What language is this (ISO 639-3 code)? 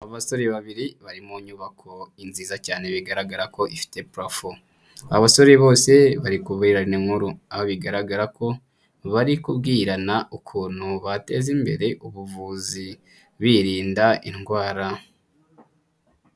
kin